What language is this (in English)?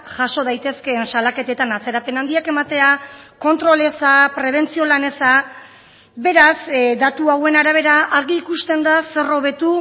Basque